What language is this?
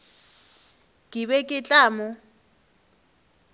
Northern Sotho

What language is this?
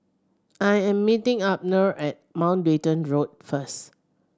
English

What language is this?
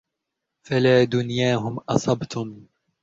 Arabic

